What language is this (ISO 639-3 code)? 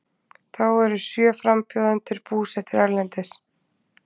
isl